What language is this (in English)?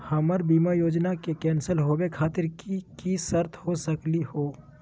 Magahi